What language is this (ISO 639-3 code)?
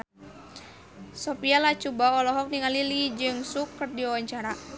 sun